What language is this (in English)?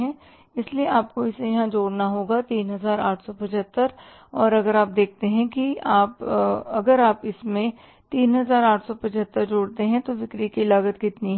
Hindi